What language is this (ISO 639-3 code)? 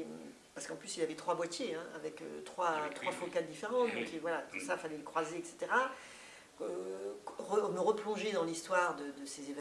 fra